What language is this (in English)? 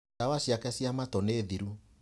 Kikuyu